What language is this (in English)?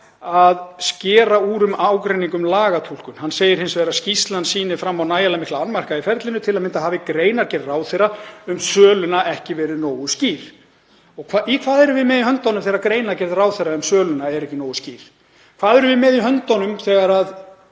Icelandic